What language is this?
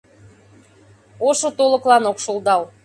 Mari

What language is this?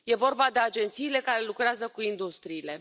Romanian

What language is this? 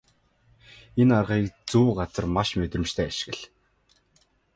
Mongolian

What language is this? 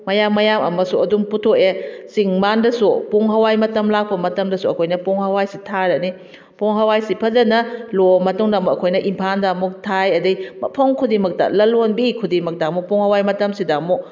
Manipuri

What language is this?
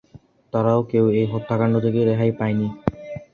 Bangla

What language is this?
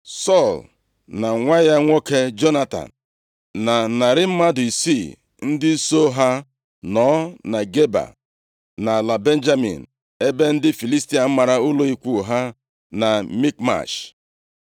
Igbo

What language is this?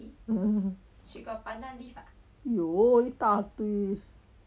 English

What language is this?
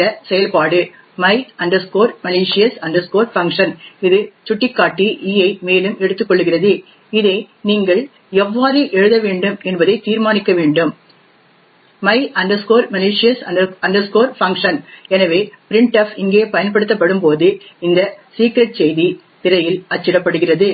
Tamil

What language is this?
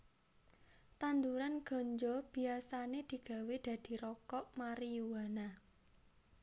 Javanese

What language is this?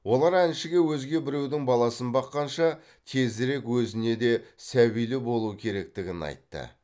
Kazakh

